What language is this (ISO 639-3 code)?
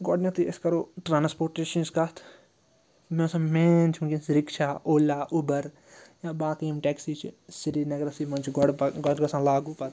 kas